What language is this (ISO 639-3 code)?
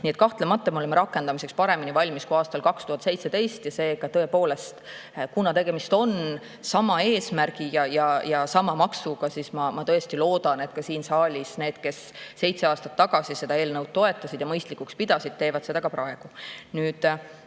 est